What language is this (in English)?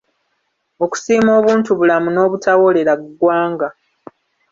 Ganda